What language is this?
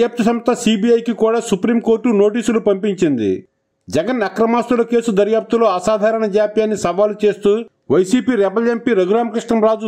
Hindi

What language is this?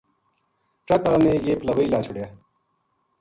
Gujari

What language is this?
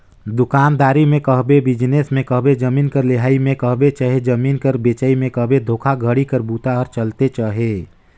Chhattisgarhi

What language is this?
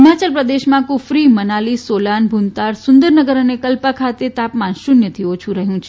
Gujarati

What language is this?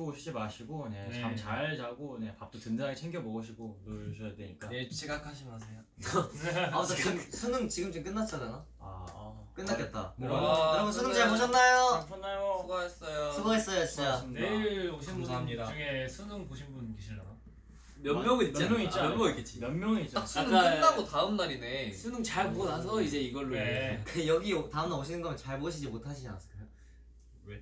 Korean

